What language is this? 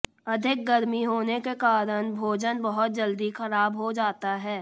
Hindi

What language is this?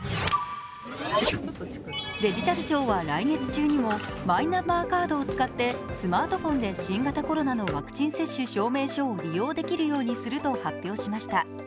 Japanese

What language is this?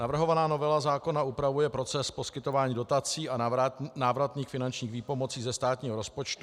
Czech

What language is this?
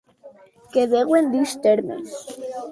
Occitan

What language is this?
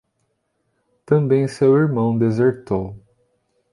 Portuguese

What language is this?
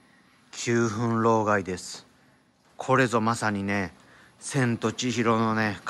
Japanese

